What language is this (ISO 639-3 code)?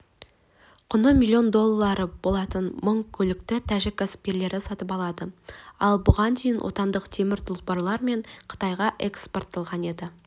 kaz